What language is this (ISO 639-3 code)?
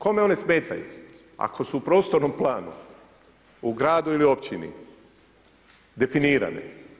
hrv